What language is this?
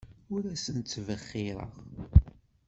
Kabyle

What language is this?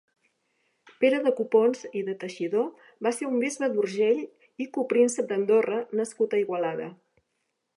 Catalan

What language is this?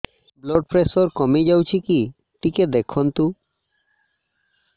Odia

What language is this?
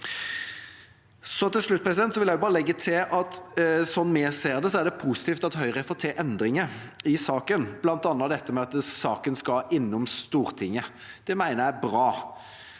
Norwegian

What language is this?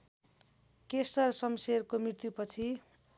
Nepali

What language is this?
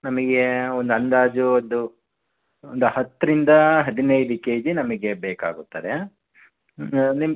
Kannada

